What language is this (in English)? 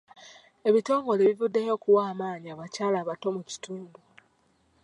Ganda